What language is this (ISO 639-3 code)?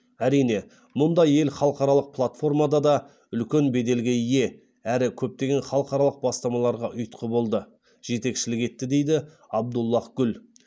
kaz